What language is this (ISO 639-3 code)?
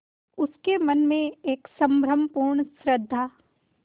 hin